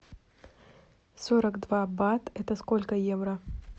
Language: Russian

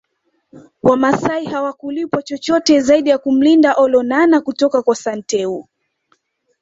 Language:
Swahili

